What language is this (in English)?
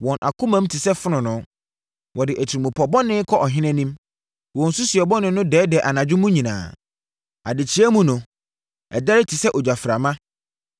Akan